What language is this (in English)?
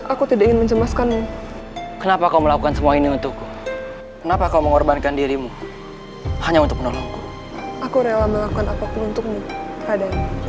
Indonesian